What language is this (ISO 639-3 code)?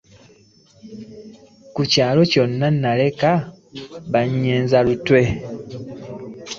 lug